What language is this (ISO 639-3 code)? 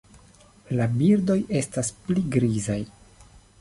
epo